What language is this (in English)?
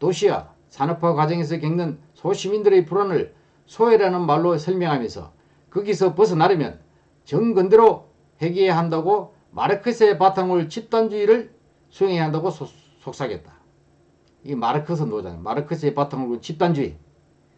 Korean